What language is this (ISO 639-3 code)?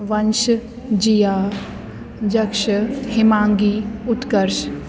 snd